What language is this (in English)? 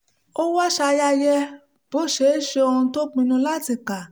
Yoruba